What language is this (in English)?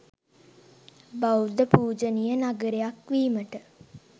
Sinhala